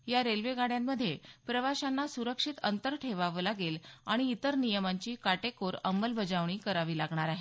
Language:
Marathi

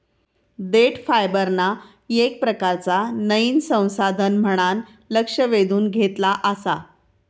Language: Marathi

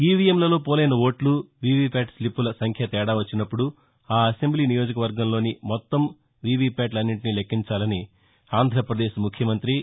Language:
Telugu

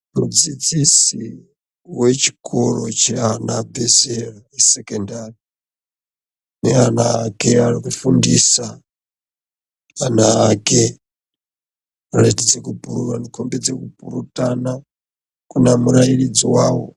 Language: Ndau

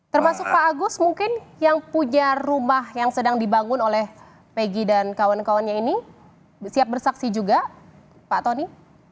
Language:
Indonesian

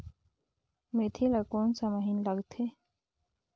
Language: Chhattisgarhi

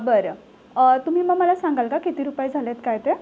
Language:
Marathi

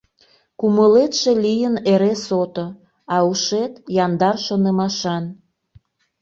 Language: Mari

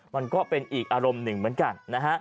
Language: Thai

